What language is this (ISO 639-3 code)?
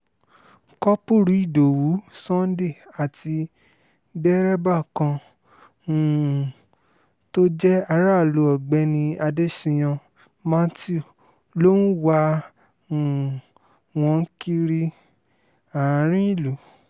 yor